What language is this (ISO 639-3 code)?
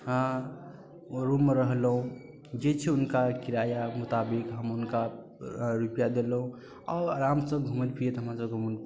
mai